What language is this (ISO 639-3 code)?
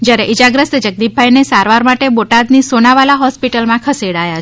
guj